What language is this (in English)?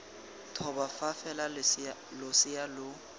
Tswana